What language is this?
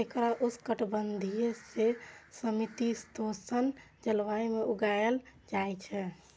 Maithili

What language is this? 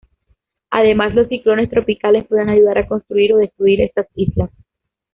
Spanish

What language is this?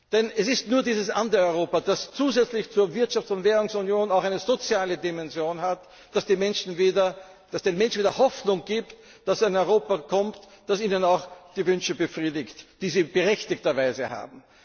German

